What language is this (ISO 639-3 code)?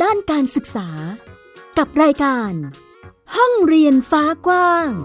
tha